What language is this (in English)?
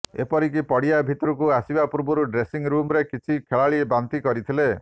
Odia